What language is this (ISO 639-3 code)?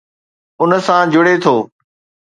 snd